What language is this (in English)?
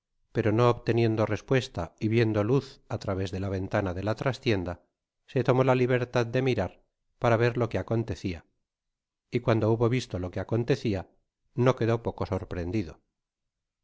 Spanish